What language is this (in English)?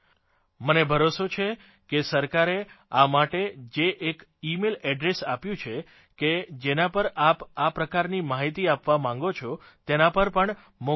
Gujarati